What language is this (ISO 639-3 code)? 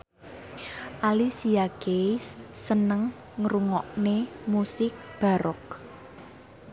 jav